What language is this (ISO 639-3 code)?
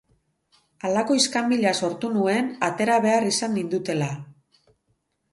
eus